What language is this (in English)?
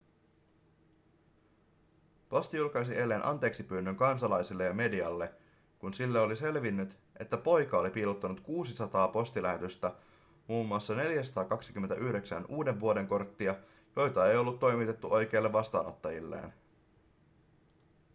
Finnish